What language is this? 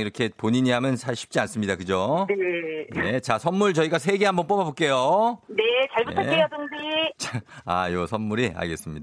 Korean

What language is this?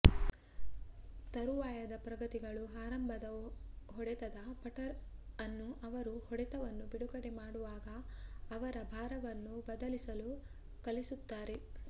Kannada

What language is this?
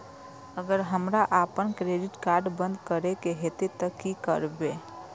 Maithili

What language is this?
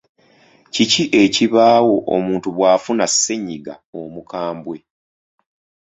Ganda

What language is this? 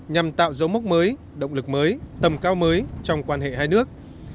Vietnamese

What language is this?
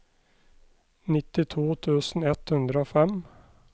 Norwegian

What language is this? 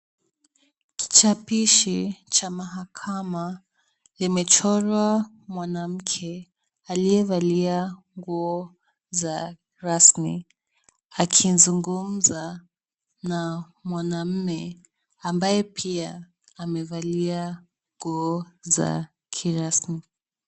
Swahili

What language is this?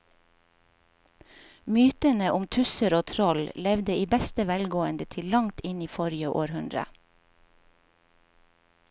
Norwegian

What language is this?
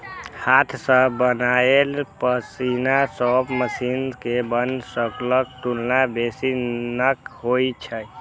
Maithili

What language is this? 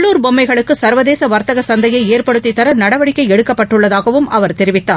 Tamil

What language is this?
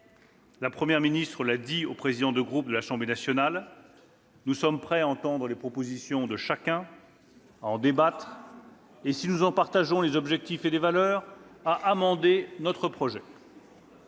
French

